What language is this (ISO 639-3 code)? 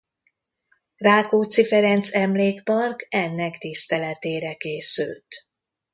hun